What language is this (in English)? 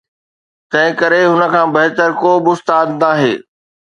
Sindhi